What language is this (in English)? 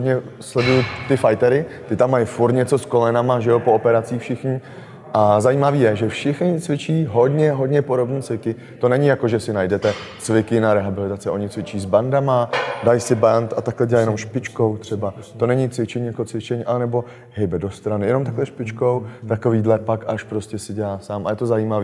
Czech